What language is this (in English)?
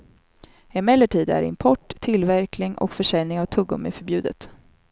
Swedish